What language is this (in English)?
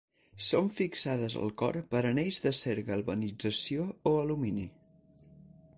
Catalan